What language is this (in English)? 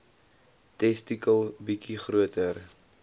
Afrikaans